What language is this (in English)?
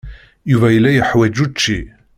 Kabyle